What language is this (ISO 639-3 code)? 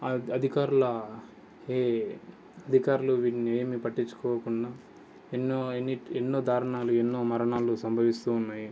tel